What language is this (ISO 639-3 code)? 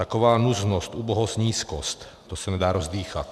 ces